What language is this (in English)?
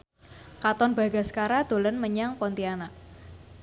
Javanese